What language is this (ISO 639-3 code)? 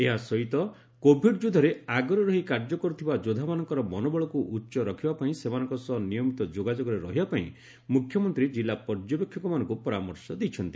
ori